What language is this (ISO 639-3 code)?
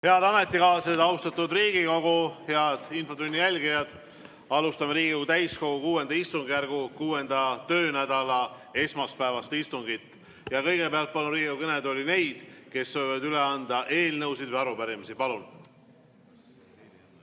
est